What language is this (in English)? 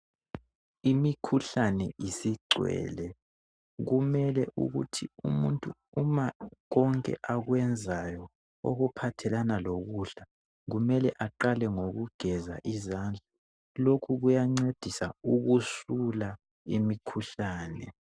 North Ndebele